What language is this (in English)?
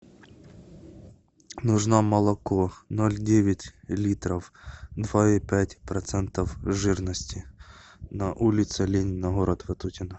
Russian